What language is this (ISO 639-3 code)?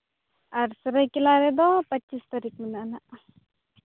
sat